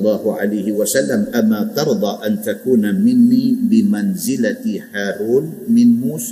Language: Malay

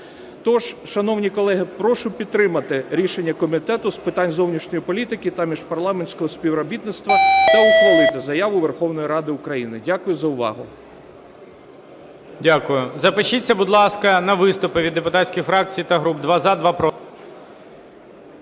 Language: Ukrainian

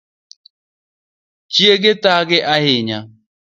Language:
Luo (Kenya and Tanzania)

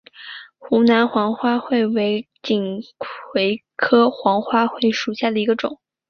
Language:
Chinese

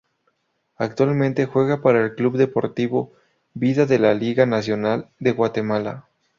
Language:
Spanish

